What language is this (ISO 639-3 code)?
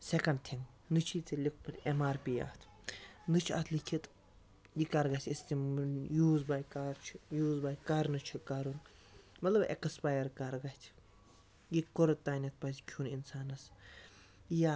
kas